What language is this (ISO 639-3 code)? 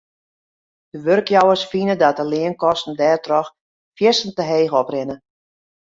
fry